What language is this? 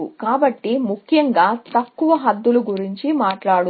Telugu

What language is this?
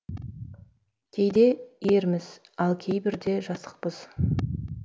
Kazakh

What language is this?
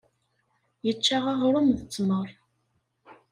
Kabyle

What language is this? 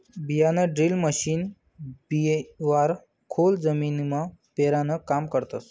Marathi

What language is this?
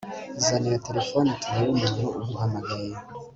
Kinyarwanda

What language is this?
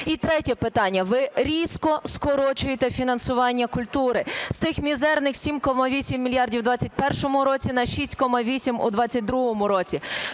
Ukrainian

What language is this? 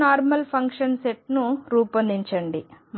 Telugu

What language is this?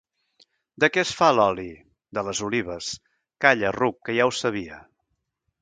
Catalan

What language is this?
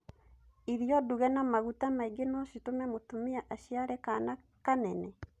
Kikuyu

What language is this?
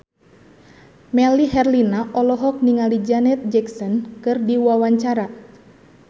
Sundanese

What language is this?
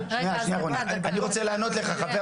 Hebrew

